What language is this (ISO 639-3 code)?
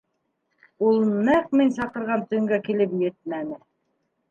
bak